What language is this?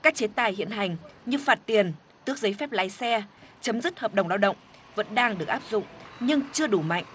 Vietnamese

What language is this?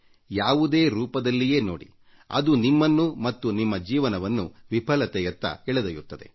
Kannada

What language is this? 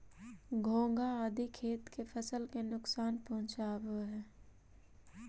Magahi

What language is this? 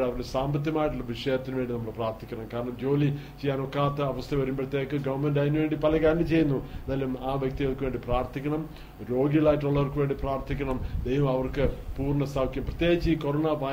Malayalam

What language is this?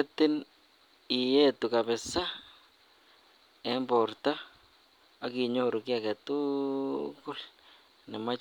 Kalenjin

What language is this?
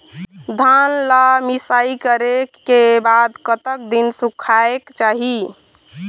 Chhattisgarhi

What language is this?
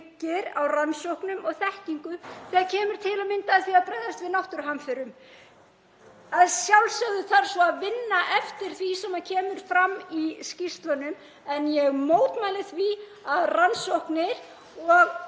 Icelandic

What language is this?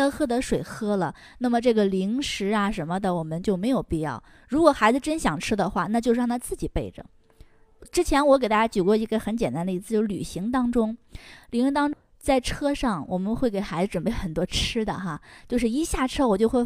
Chinese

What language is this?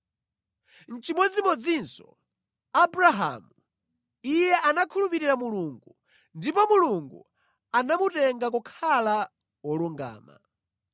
Nyanja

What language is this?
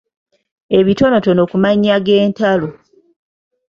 Ganda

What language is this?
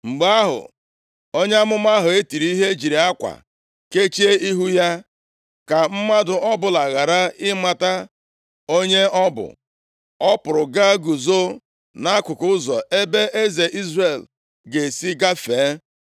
Igbo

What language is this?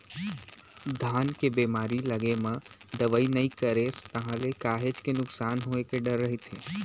Chhattisgarhi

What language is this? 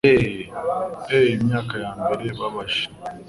Kinyarwanda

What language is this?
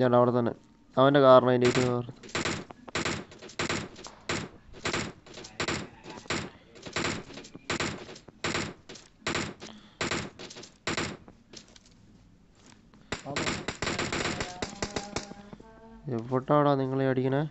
Spanish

